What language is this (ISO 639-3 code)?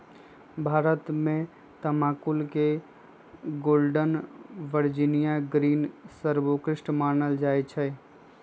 mag